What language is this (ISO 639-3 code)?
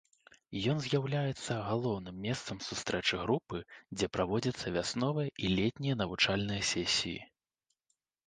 bel